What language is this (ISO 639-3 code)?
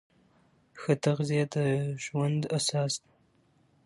pus